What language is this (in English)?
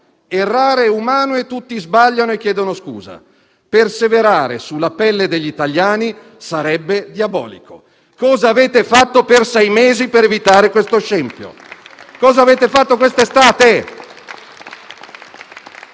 Italian